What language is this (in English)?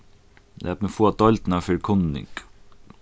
Faroese